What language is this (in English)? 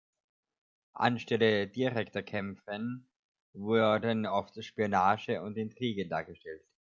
German